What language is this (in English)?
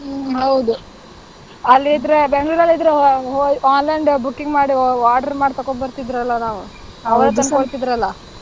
Kannada